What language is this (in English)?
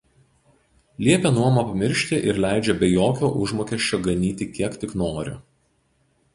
Lithuanian